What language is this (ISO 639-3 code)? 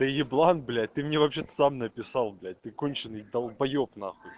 rus